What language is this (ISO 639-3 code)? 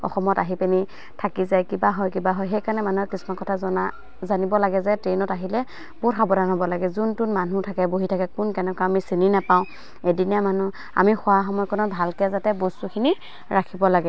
asm